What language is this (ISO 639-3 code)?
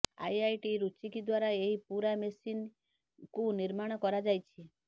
ori